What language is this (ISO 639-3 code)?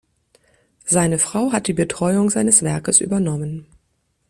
deu